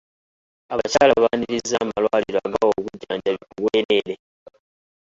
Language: Ganda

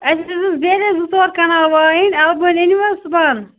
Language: Kashmiri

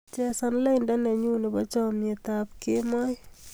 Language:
Kalenjin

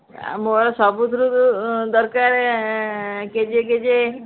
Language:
Odia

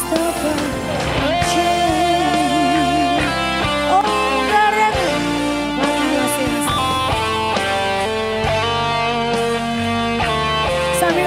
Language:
Indonesian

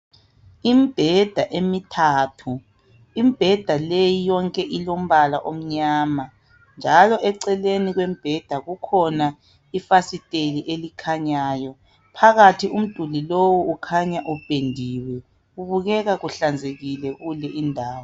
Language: North Ndebele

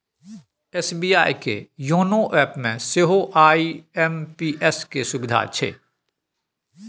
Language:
Maithili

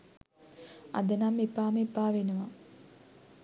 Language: Sinhala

